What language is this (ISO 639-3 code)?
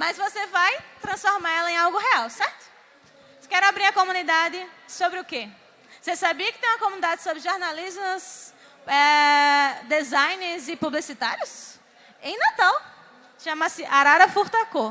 por